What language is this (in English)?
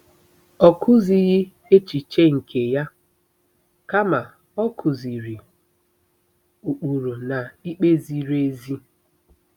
Igbo